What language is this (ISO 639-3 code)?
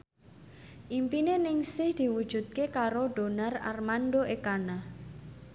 jav